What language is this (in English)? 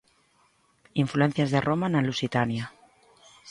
Galician